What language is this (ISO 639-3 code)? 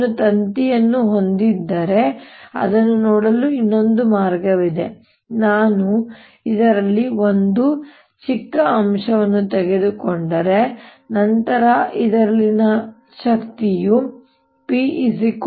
kan